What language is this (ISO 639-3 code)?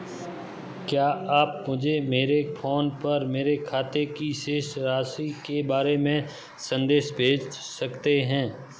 hin